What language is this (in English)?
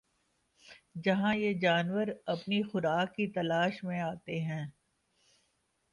Urdu